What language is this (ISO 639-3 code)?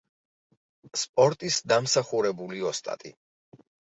kat